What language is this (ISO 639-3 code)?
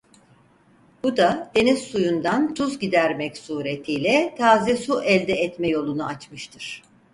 tur